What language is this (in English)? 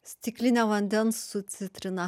Lithuanian